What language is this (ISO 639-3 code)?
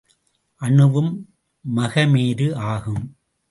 tam